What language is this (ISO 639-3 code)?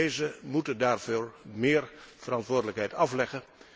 nld